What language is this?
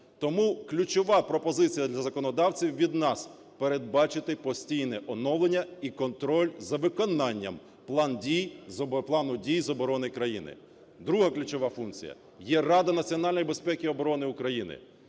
Ukrainian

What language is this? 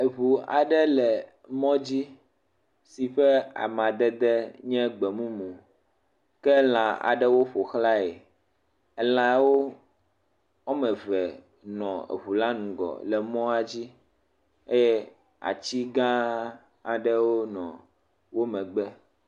Ewe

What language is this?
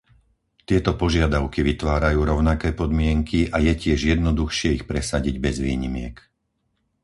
Slovak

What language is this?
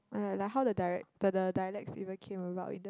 English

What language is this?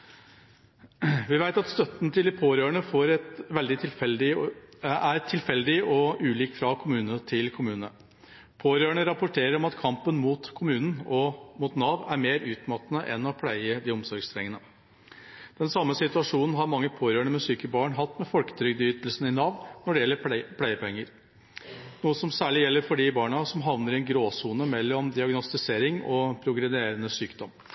Norwegian Bokmål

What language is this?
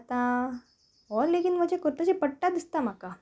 Konkani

